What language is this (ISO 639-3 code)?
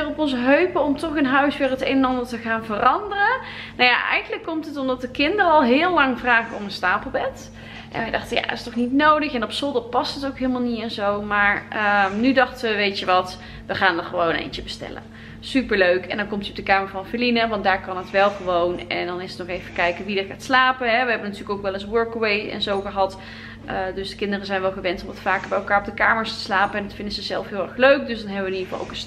nld